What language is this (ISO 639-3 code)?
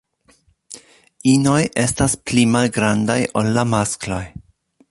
epo